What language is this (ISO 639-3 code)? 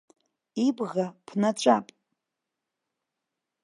abk